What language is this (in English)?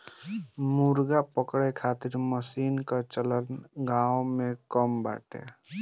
Bhojpuri